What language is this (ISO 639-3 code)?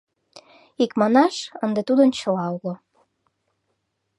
chm